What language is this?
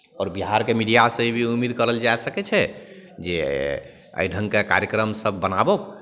Maithili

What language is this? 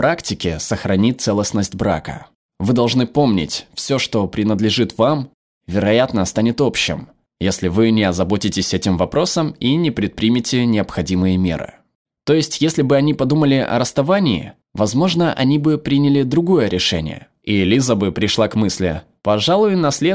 Russian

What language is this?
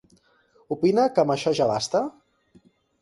Catalan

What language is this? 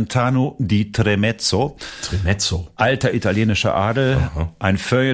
German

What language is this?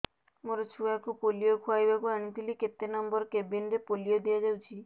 Odia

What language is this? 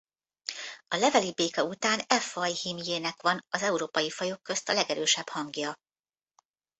Hungarian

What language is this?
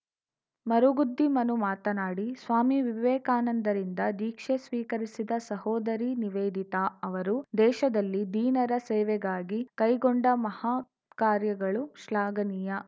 Kannada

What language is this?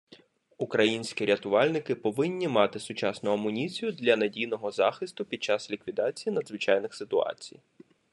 Ukrainian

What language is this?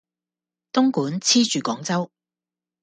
Cantonese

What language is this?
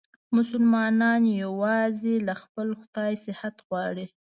Pashto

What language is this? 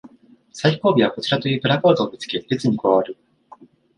Japanese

